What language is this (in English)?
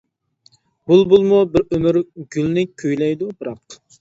Uyghur